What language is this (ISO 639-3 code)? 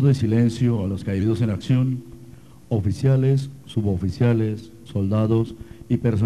spa